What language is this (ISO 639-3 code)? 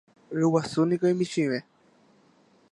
grn